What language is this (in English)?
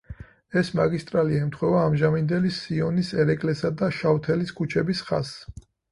Georgian